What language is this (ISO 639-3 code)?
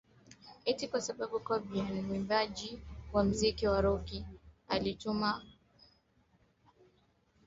swa